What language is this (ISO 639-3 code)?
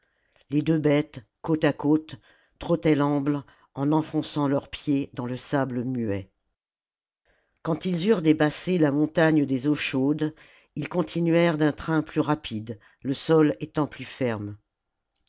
fra